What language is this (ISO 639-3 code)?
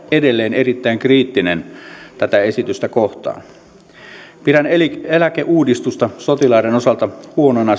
fin